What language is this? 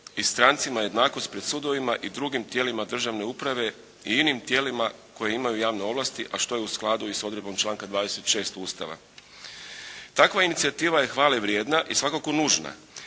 Croatian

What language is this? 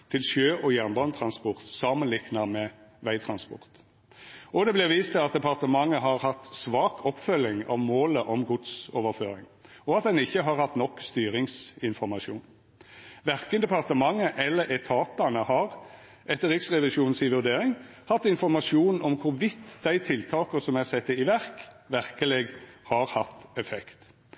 Norwegian Nynorsk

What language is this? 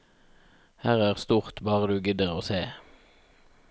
Norwegian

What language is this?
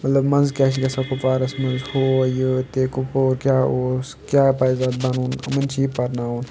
Kashmiri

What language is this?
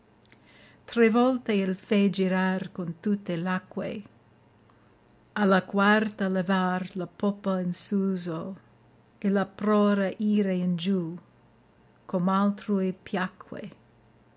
Italian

